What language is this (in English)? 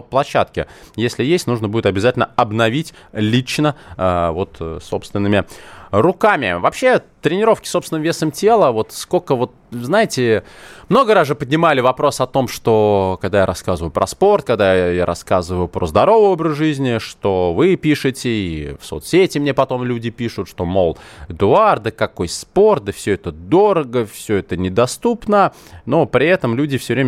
Russian